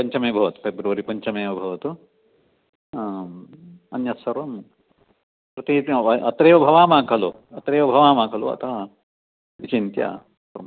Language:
Sanskrit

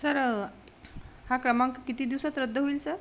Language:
Marathi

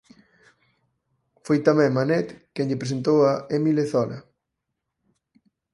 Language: Galician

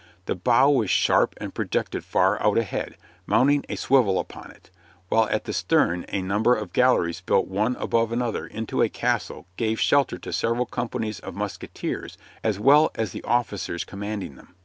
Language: English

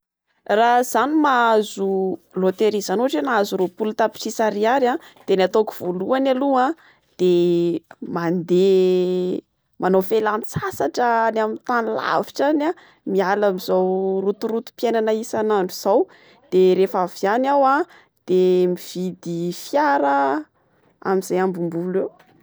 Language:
Malagasy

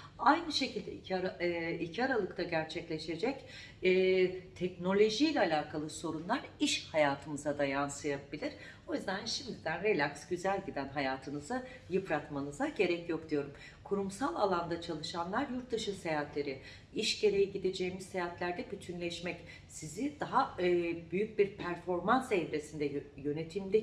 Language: Turkish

